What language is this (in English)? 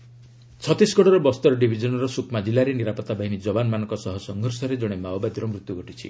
Odia